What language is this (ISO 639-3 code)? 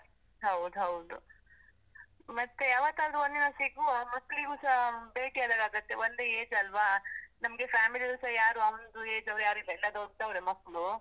kan